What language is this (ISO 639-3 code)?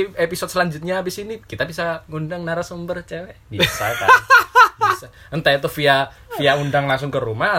ind